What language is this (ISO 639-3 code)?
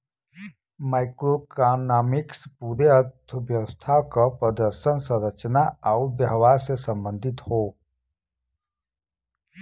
bho